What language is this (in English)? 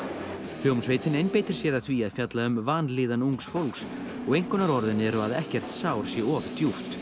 Icelandic